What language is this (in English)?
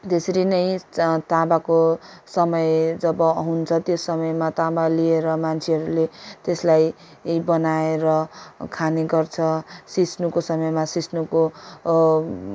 Nepali